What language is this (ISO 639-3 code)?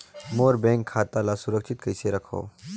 hne